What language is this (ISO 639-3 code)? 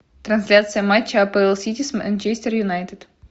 rus